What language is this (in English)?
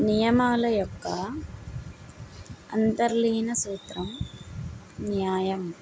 Telugu